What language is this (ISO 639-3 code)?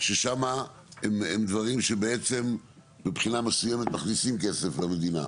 heb